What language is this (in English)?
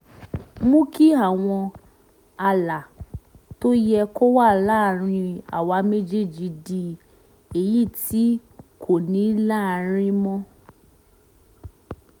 Yoruba